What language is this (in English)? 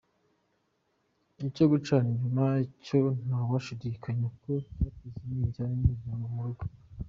Kinyarwanda